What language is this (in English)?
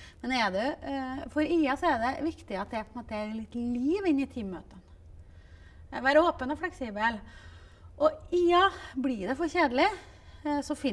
Norwegian